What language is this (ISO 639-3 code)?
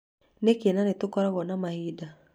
kik